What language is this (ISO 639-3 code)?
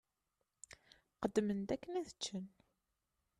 kab